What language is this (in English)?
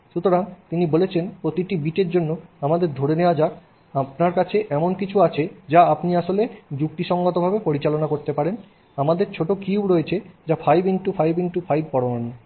Bangla